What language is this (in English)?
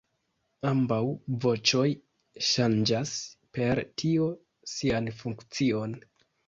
Esperanto